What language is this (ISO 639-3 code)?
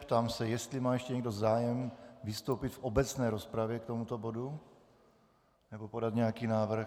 ces